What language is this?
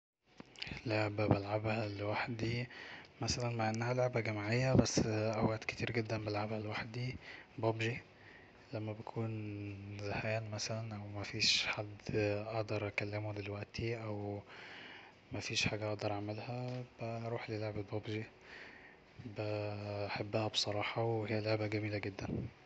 Egyptian Arabic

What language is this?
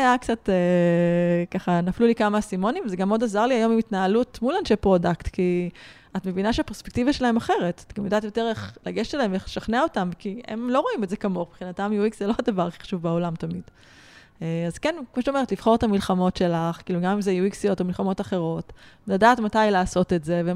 Hebrew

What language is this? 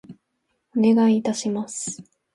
Japanese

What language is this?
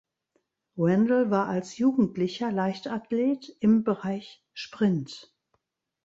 German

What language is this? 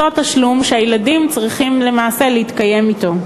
Hebrew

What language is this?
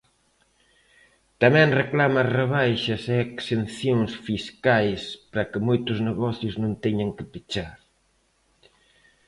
Galician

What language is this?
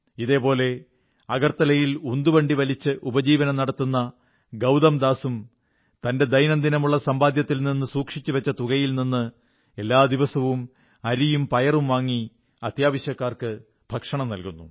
Malayalam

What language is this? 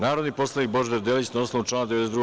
Serbian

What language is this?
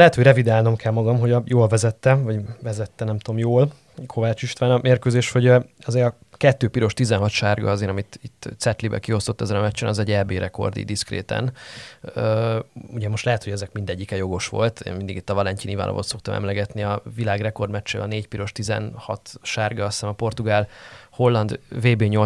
Hungarian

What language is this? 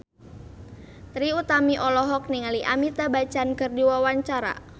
Sundanese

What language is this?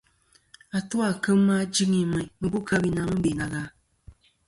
Kom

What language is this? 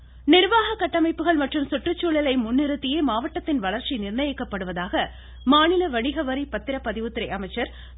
Tamil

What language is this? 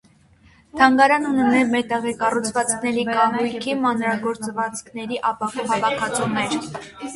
Armenian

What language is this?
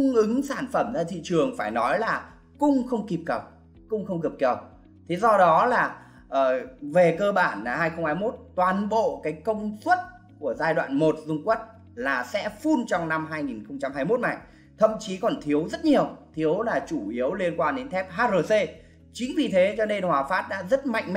Vietnamese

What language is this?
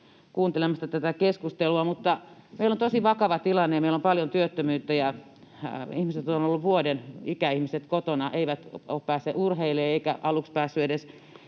Finnish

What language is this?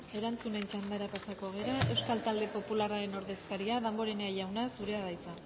Basque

